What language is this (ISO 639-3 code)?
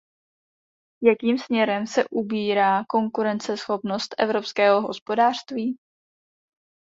ces